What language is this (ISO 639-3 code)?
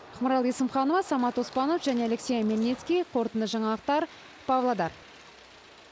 kaz